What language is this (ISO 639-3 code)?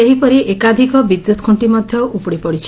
ori